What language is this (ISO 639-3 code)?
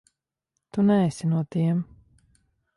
lav